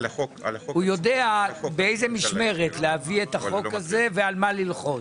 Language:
Hebrew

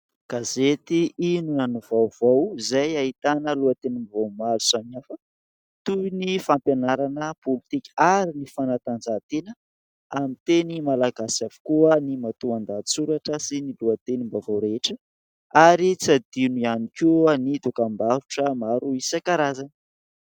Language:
Malagasy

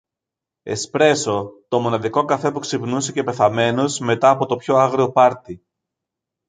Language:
Greek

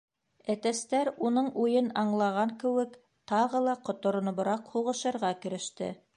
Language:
Bashkir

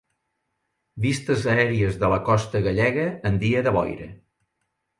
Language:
Catalan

